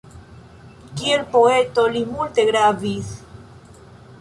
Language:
Esperanto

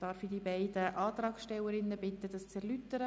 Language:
Swiss German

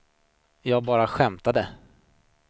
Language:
Swedish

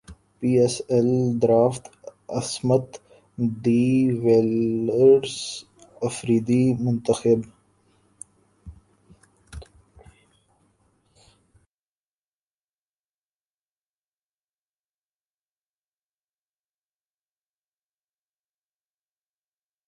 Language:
Urdu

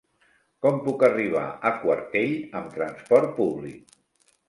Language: Catalan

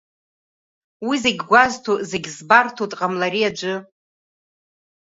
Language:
Abkhazian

